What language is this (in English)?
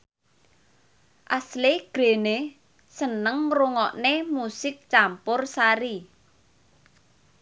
Javanese